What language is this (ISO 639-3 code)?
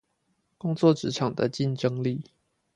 zho